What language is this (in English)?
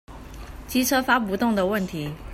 Chinese